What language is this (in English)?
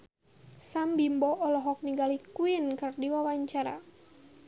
Sundanese